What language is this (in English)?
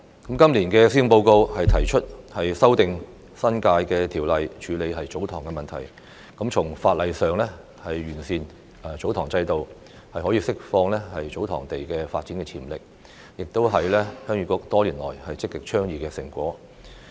Cantonese